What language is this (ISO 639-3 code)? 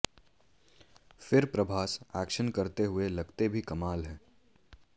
hin